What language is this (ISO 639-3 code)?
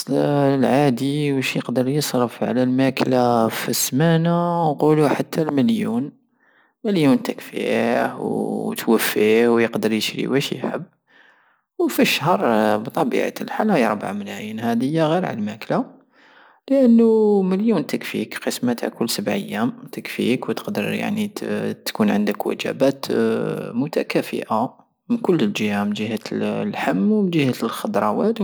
aao